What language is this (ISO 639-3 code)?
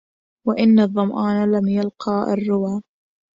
ara